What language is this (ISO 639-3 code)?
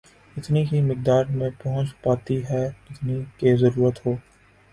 urd